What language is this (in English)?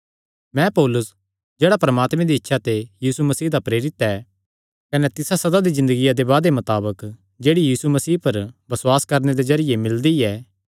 Kangri